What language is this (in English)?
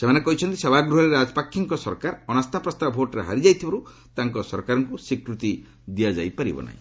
Odia